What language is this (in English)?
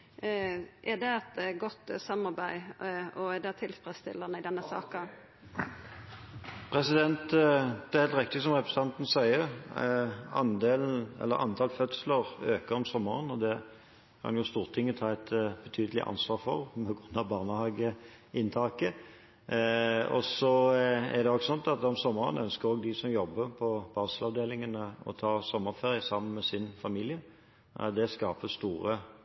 Norwegian